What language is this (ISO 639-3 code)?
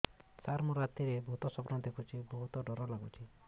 ori